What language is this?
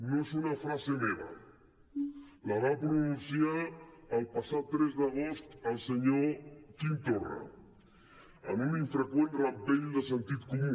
Catalan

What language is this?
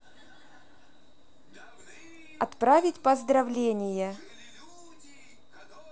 Russian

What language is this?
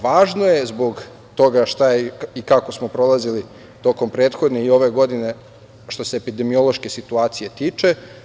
Serbian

